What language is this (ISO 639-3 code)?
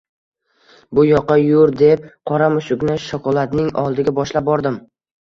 uzb